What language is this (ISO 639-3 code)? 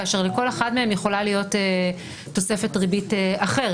heb